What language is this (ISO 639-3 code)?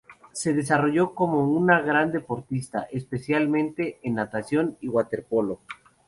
spa